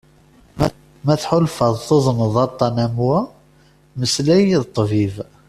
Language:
Kabyle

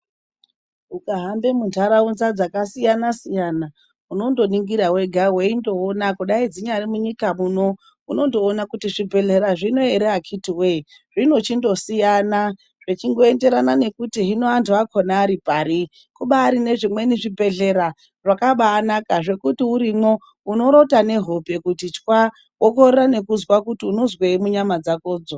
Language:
Ndau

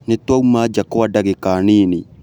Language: Kikuyu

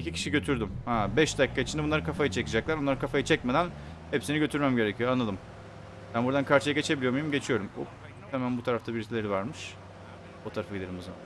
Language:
Turkish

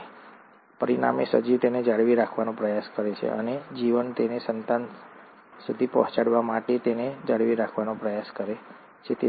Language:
Gujarati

